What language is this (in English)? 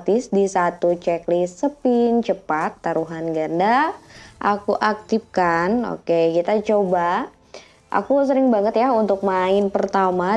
Indonesian